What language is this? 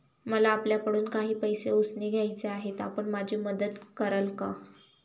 Marathi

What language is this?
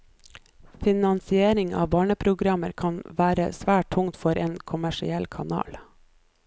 Norwegian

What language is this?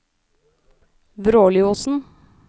Norwegian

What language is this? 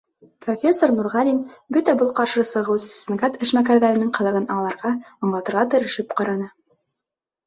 Bashkir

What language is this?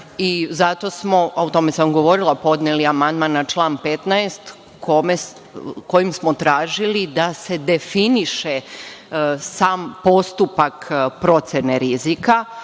Serbian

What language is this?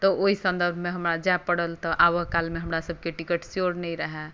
Maithili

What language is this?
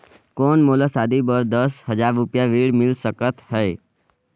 Chhattisgarhi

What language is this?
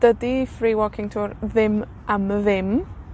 Welsh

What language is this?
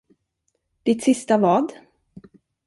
Swedish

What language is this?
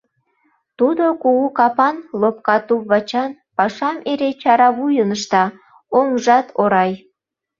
Mari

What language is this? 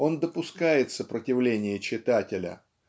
Russian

